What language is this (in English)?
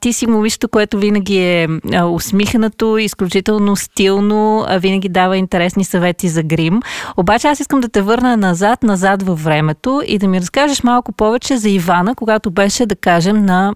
Bulgarian